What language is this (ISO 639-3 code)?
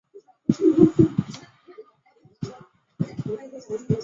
zho